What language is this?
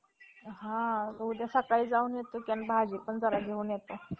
Marathi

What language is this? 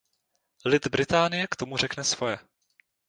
Czech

